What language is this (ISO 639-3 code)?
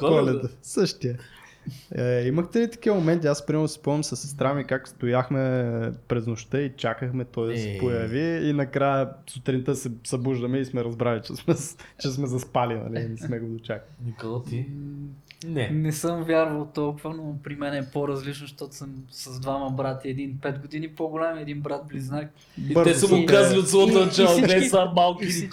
bul